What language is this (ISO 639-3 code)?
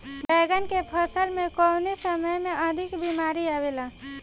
bho